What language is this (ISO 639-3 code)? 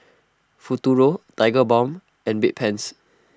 eng